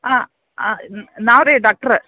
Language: Kannada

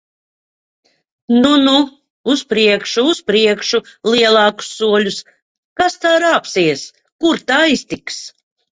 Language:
Latvian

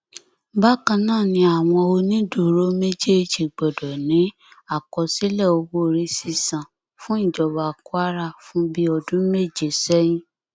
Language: Yoruba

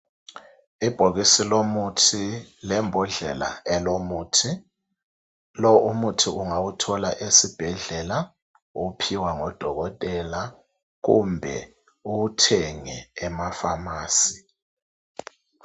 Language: North Ndebele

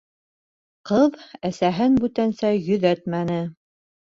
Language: Bashkir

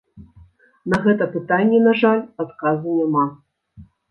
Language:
Belarusian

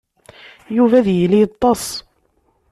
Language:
Kabyle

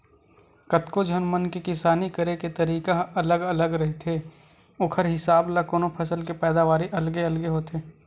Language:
Chhattisgarhi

